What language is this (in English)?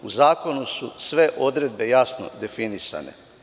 Serbian